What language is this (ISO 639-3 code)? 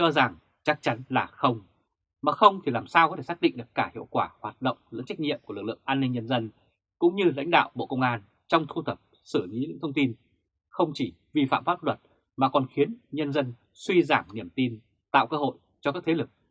vie